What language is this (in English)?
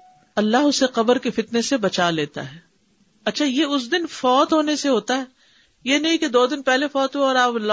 Urdu